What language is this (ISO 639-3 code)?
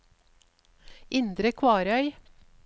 nor